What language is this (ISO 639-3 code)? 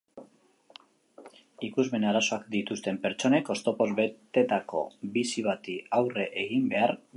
eus